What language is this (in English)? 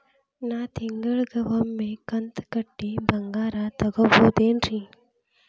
Kannada